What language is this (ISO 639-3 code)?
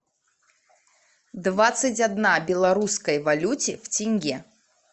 rus